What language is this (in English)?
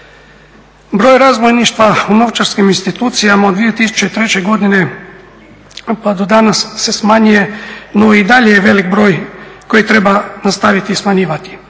Croatian